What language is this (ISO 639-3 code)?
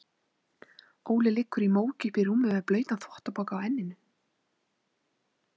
isl